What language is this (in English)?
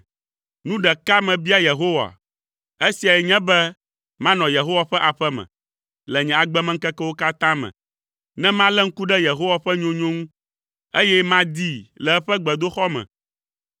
Ewe